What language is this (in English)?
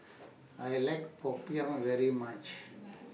English